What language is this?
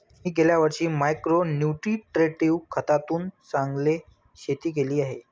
Marathi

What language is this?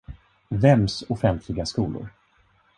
Swedish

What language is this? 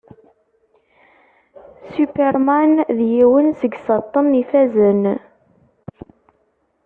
Kabyle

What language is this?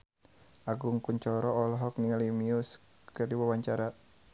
Sundanese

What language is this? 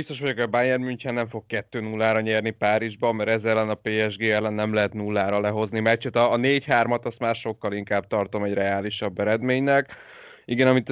Hungarian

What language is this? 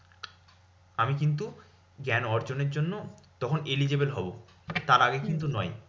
Bangla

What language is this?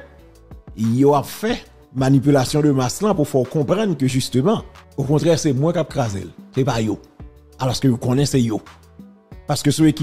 French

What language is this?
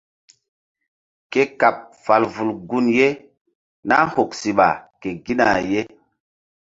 Mbum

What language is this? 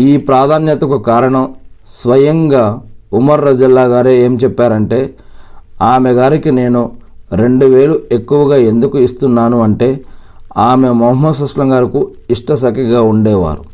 Telugu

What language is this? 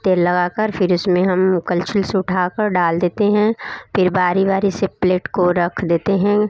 Hindi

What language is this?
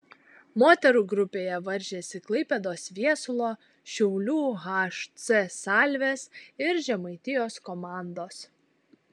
Lithuanian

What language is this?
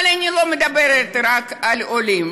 Hebrew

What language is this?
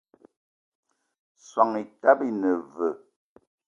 Eton (Cameroon)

